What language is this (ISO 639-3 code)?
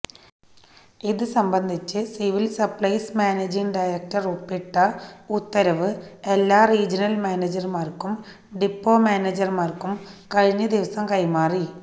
mal